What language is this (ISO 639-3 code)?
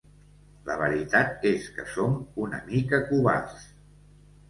cat